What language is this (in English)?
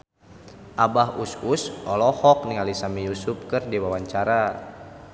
Sundanese